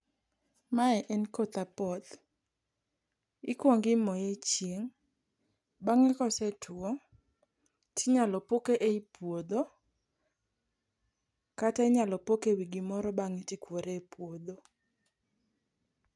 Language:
Luo (Kenya and Tanzania)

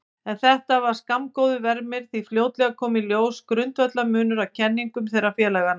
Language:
Icelandic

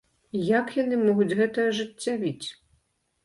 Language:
Belarusian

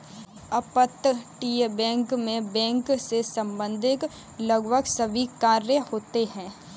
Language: Hindi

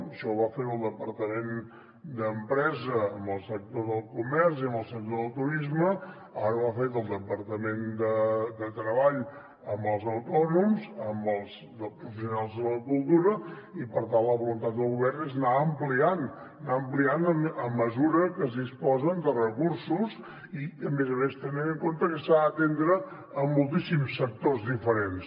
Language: Catalan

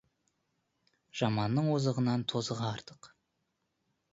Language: Kazakh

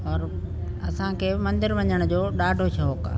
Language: Sindhi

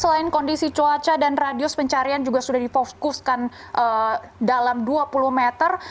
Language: Indonesian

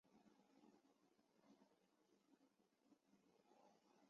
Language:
Chinese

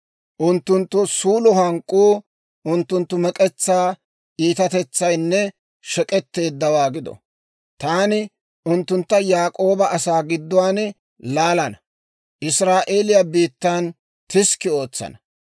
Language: Dawro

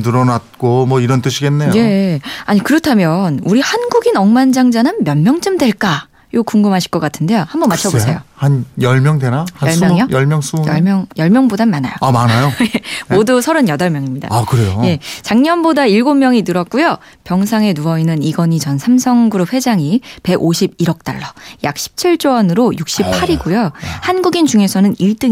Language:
Korean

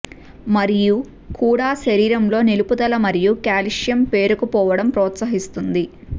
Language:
Telugu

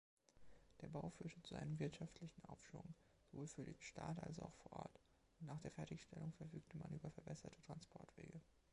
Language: German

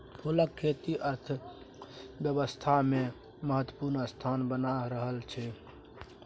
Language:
Maithili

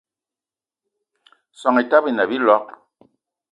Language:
Eton (Cameroon)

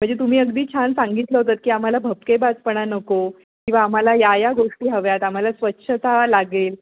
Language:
Marathi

